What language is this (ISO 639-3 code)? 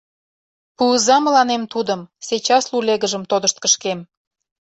chm